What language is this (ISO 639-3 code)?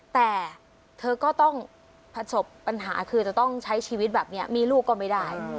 tha